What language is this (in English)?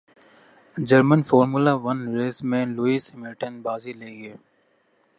Urdu